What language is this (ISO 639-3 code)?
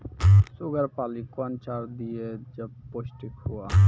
mai